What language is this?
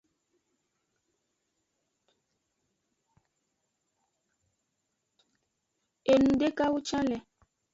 Aja (Benin)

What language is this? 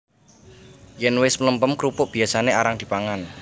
Javanese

